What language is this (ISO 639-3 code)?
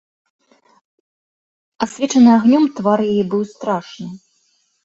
bel